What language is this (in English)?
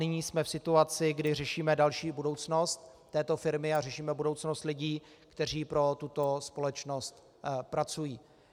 Czech